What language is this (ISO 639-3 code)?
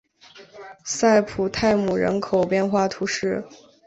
zho